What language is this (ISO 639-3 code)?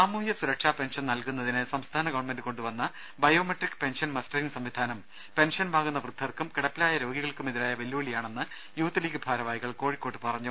mal